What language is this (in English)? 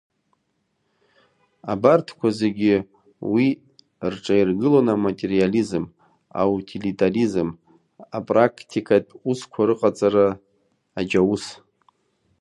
Abkhazian